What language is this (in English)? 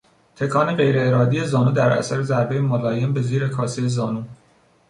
Persian